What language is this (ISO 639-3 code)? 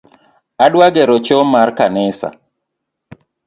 luo